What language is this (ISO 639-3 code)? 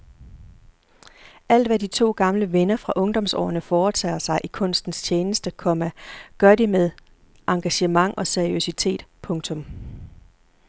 dan